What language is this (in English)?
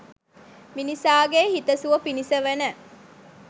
Sinhala